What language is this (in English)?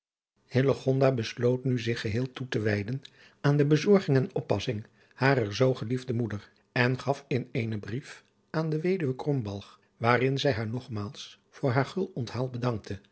Dutch